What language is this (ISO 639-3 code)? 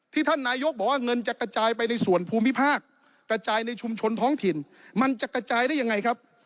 tha